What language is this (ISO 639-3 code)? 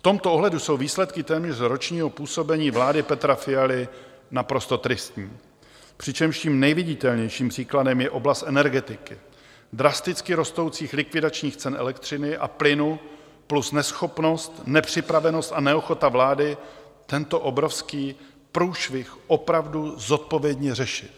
ces